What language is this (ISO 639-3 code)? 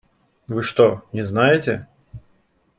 rus